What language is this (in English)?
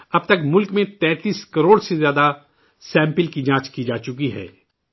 Urdu